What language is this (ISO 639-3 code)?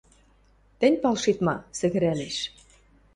mrj